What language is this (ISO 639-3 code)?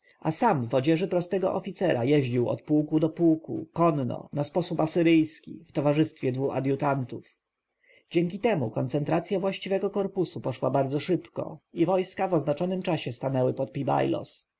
pol